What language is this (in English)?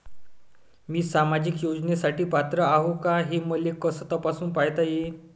Marathi